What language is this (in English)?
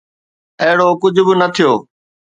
Sindhi